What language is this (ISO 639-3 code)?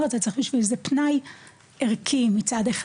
heb